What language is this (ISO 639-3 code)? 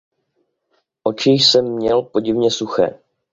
ces